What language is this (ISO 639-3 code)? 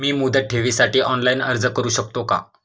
mar